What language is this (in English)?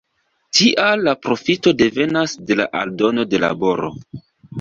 Esperanto